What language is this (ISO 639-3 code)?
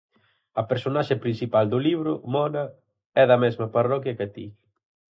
glg